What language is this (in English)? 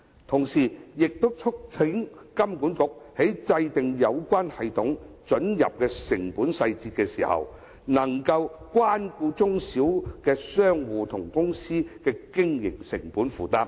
Cantonese